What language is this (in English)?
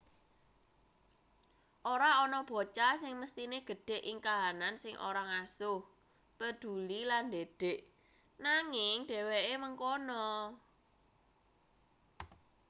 Javanese